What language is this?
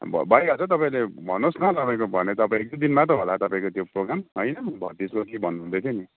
Nepali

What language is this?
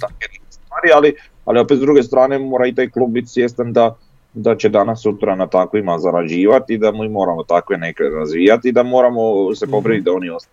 Croatian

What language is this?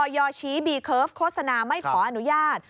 Thai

